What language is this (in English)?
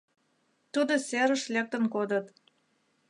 Mari